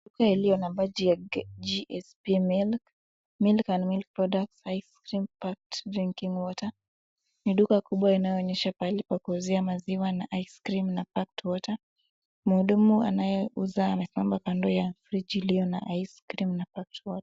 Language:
Swahili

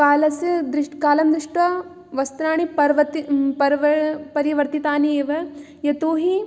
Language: Sanskrit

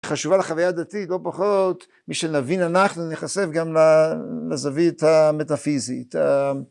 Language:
Hebrew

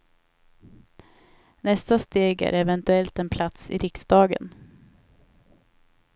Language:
Swedish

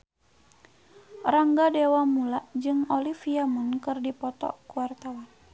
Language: Sundanese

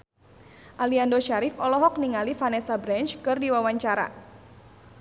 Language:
Sundanese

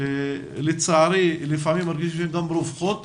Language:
Hebrew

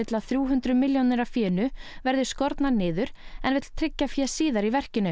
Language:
Icelandic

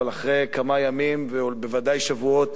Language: Hebrew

